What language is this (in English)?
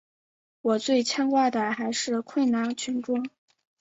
Chinese